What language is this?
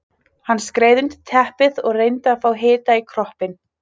Icelandic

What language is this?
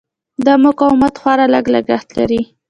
Pashto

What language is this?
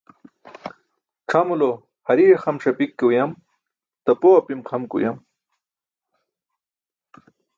Burushaski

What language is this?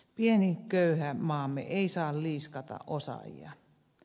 Finnish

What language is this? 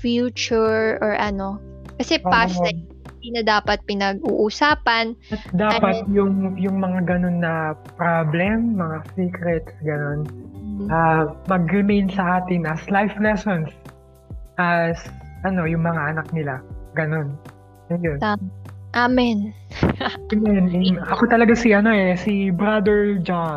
Filipino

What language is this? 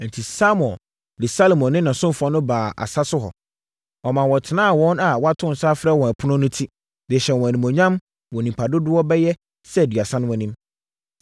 Akan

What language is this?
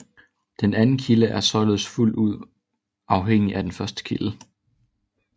Danish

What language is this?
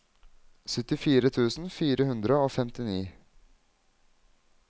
Norwegian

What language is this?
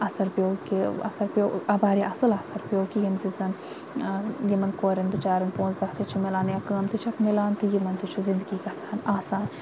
Kashmiri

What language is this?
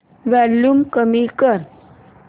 Marathi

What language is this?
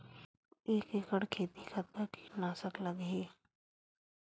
Chhattisgarhi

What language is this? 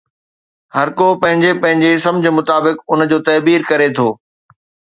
Sindhi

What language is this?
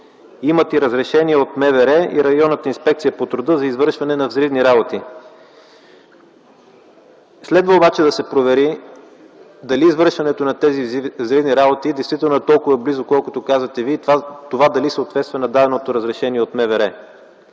Bulgarian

